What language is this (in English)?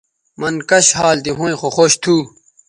Bateri